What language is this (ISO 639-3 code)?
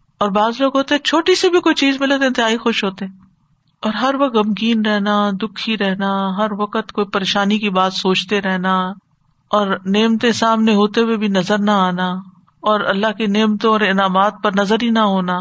urd